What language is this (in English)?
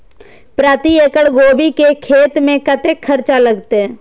Maithili